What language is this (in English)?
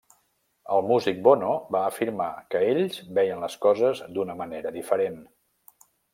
Catalan